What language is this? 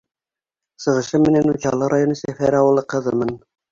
Bashkir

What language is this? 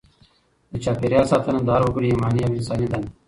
Pashto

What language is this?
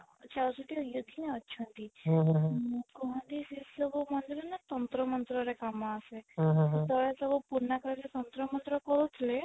Odia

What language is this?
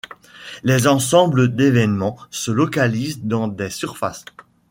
French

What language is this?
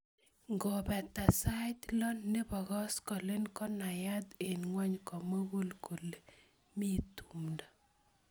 Kalenjin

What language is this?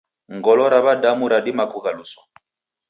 Taita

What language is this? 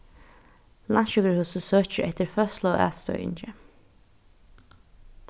Faroese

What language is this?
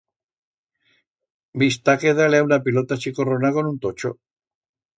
Aragonese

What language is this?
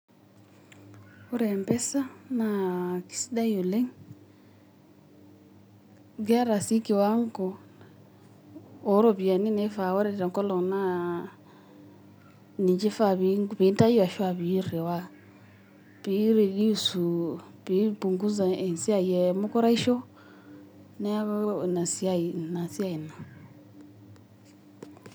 Masai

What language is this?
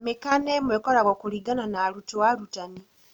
Kikuyu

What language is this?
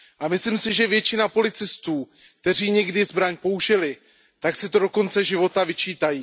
Czech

